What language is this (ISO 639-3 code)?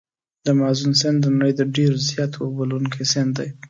pus